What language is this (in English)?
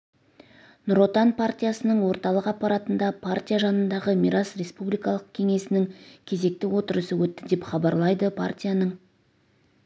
Kazakh